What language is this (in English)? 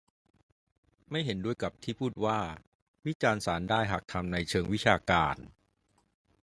Thai